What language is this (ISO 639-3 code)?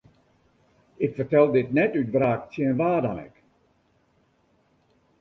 fry